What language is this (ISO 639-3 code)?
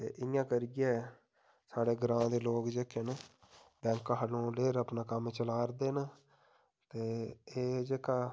doi